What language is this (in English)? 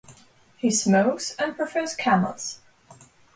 English